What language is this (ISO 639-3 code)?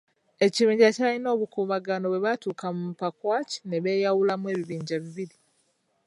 lug